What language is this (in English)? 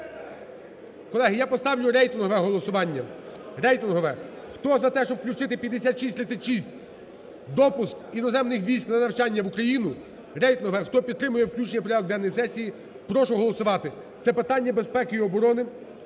Ukrainian